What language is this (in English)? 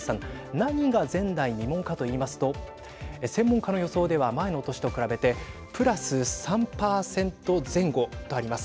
Japanese